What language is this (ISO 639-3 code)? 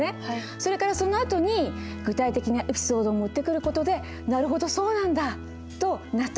jpn